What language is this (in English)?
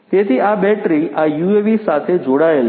Gujarati